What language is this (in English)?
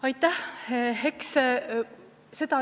Estonian